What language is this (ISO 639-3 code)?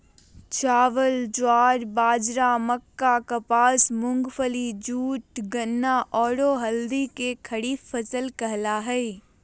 mag